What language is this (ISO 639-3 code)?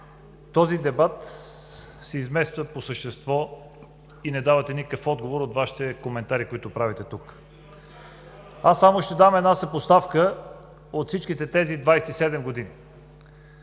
bul